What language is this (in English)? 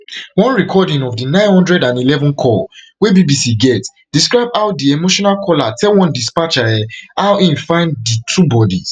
Nigerian Pidgin